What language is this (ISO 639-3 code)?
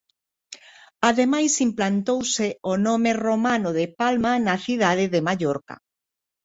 glg